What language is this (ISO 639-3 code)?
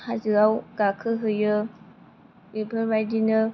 brx